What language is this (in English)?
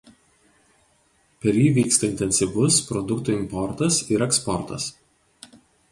Lithuanian